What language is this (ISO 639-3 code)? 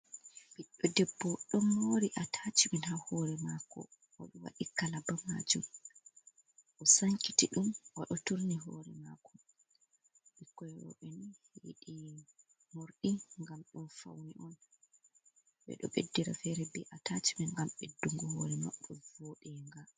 ful